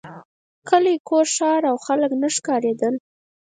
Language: Pashto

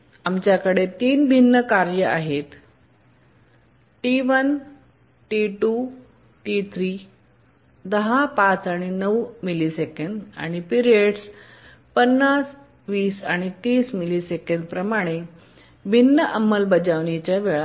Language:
Marathi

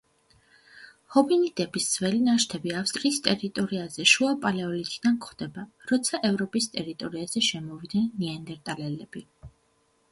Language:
Georgian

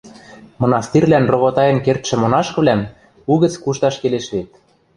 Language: Western Mari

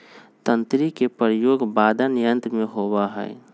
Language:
Magahi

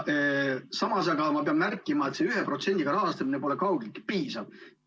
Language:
Estonian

